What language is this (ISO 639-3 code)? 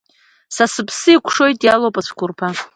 abk